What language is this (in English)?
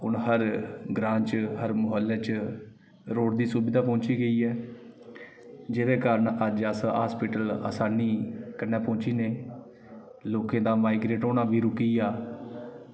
Dogri